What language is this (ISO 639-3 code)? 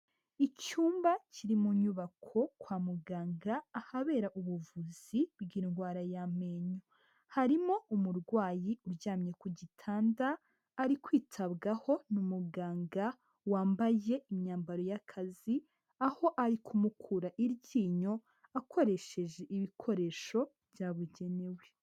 kin